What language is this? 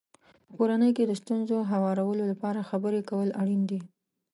Pashto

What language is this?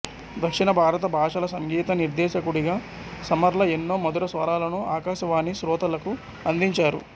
Telugu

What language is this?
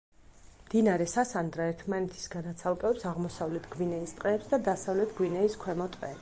Georgian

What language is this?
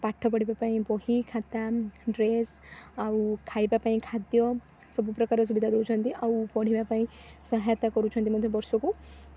Odia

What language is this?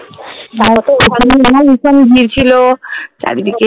Bangla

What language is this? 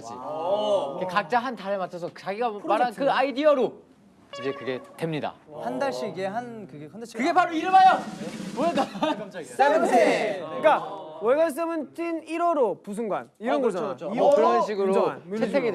Korean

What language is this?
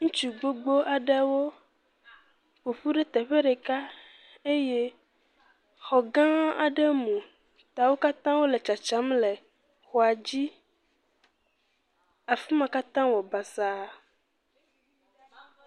Ewe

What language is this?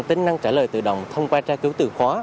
Vietnamese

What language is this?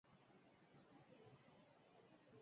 Basque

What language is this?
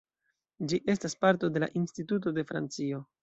Esperanto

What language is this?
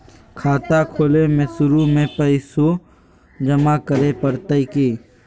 Magahi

